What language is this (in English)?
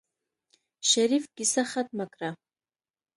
Pashto